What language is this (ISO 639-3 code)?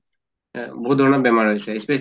asm